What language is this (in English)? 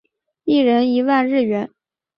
Chinese